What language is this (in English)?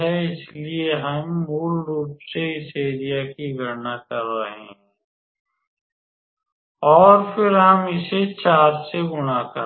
Hindi